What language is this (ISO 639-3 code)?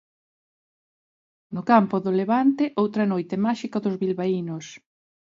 glg